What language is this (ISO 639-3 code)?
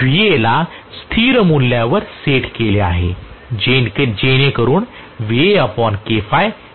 mar